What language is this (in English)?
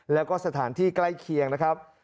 Thai